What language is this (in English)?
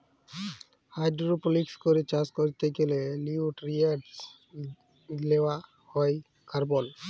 Bangla